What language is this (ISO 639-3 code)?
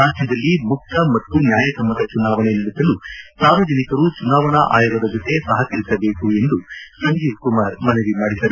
kan